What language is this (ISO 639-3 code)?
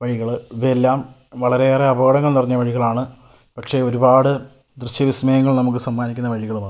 mal